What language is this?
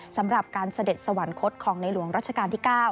Thai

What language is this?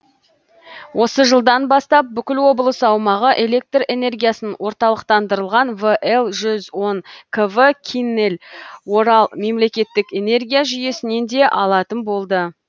Kazakh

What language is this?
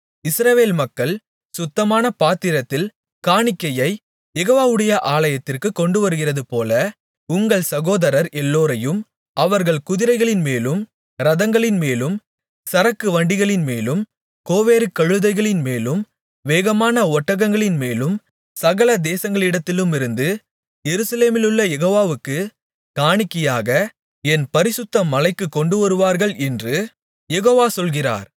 Tamil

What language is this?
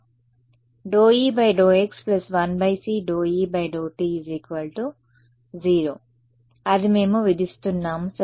Telugu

